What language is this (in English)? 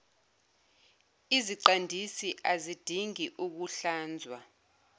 Zulu